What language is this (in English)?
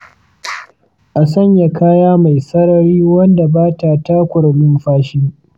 Hausa